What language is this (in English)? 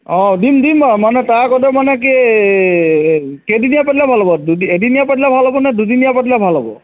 Assamese